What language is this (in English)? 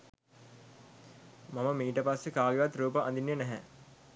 Sinhala